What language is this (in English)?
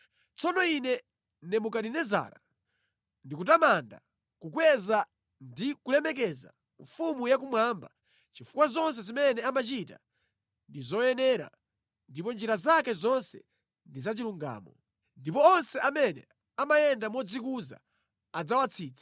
Nyanja